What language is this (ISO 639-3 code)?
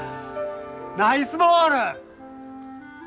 jpn